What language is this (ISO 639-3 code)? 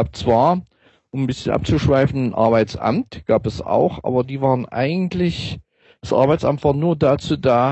deu